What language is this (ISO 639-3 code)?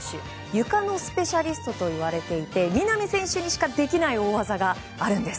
jpn